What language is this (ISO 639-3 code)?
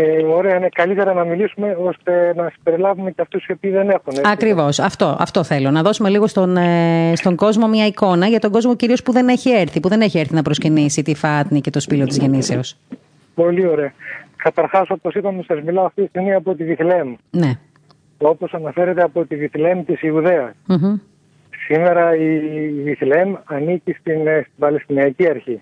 ell